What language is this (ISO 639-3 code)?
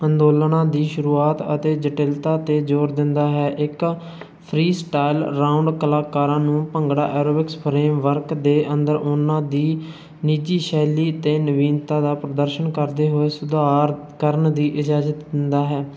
pan